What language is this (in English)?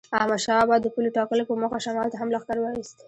Pashto